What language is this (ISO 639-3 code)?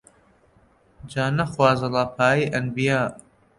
ckb